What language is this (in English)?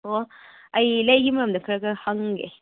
Manipuri